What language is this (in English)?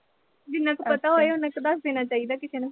Punjabi